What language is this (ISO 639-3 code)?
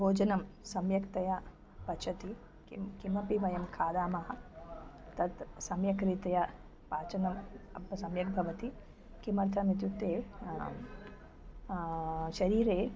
san